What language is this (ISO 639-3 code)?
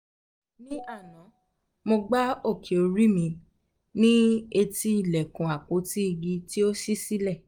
yor